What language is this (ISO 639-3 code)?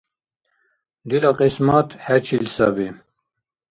dar